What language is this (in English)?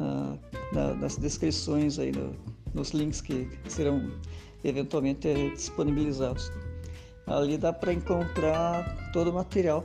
Portuguese